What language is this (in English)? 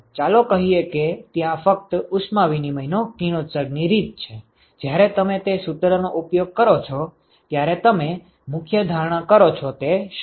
Gujarati